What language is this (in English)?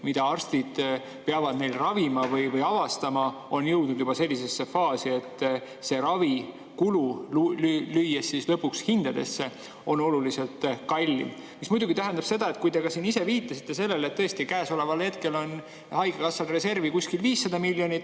Estonian